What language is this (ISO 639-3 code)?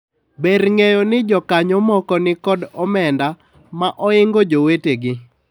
luo